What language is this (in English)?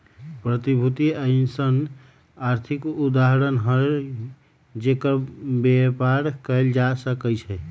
Magahi